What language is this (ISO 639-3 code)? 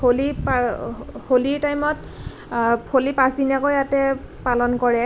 asm